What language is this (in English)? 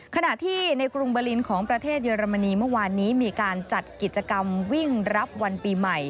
Thai